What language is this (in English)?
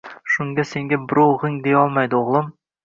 Uzbek